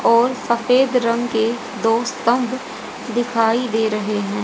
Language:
Hindi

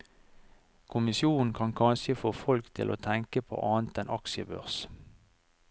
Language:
Norwegian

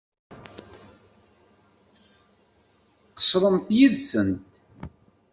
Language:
Kabyle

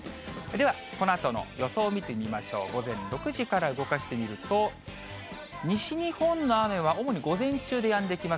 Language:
Japanese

